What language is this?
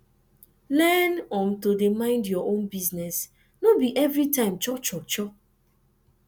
Nigerian Pidgin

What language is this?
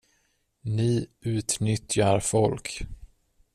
Swedish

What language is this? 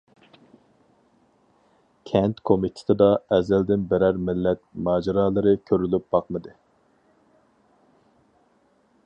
Uyghur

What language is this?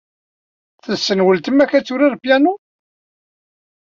Kabyle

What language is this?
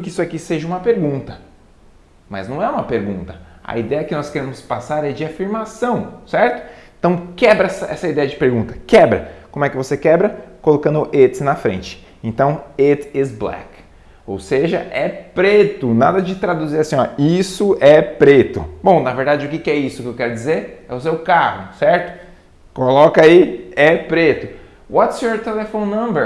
Portuguese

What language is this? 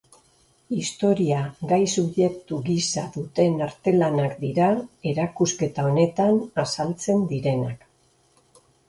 Basque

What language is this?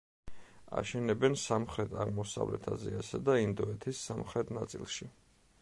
Georgian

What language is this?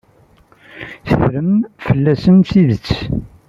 Kabyle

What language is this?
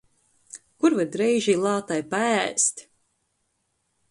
Latgalian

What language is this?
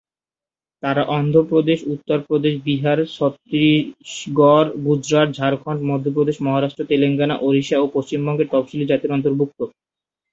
Bangla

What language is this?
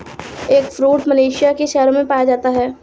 Hindi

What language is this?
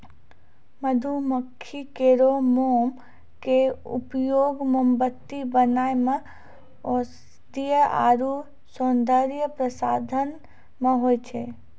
Maithili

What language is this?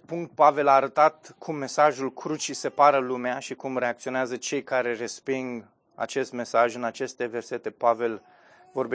Romanian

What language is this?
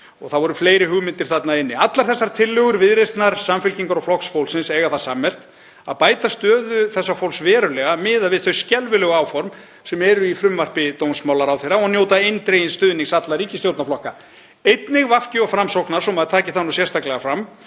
Icelandic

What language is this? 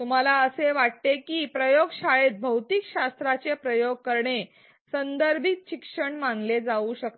Marathi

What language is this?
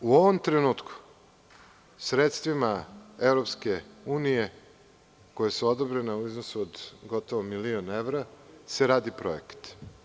Serbian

